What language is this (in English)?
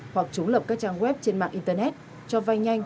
Vietnamese